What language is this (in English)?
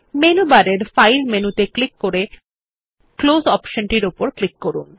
Bangla